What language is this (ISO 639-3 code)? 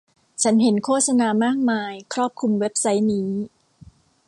tha